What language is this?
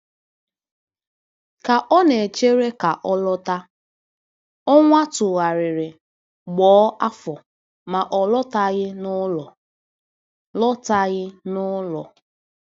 Igbo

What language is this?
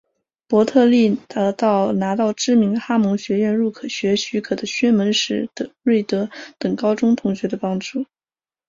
Chinese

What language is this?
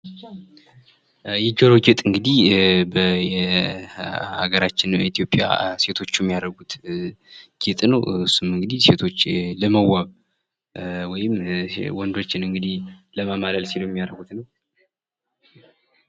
Amharic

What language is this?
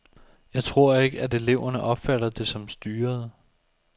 Danish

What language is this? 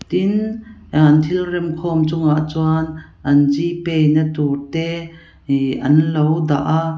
Mizo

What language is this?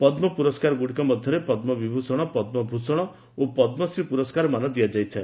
Odia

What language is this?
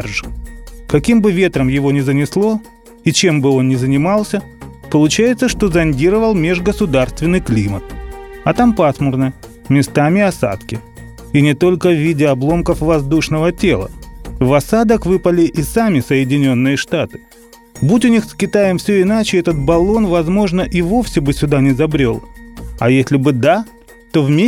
Russian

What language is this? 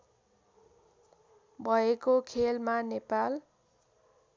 Nepali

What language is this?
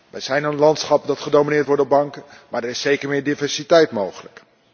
Dutch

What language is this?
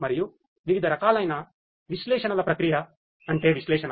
Telugu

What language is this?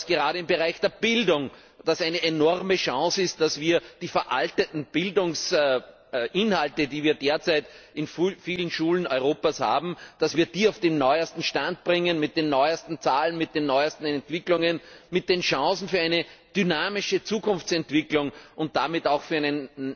German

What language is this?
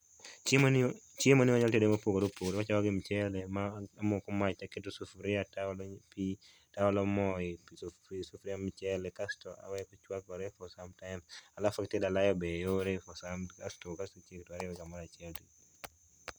Luo (Kenya and Tanzania)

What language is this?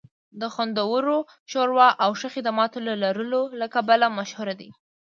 Pashto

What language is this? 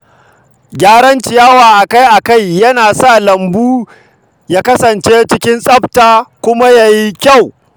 Hausa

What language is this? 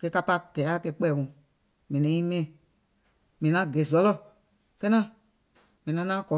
Gola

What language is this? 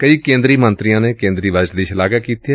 Punjabi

